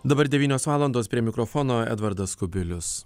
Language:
Lithuanian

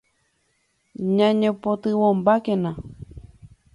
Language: Guarani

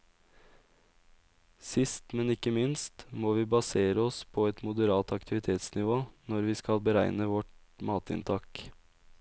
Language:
Norwegian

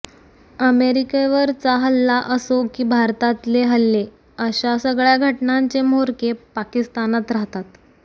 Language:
Marathi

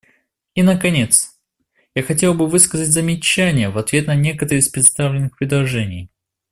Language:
Russian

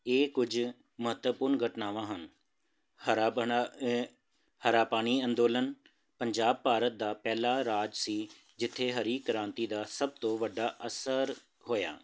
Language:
Punjabi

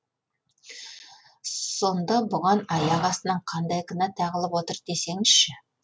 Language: Kazakh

